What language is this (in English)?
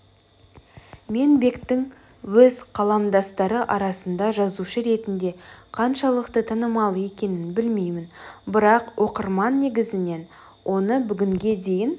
Kazakh